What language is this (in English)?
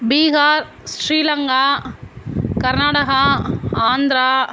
Tamil